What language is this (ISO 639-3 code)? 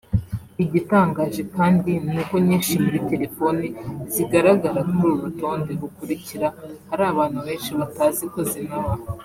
kin